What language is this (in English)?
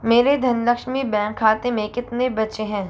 Hindi